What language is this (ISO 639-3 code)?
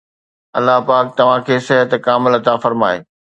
snd